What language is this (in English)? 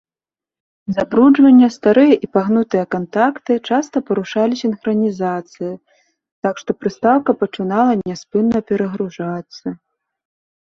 Belarusian